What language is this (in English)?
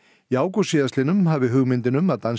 Icelandic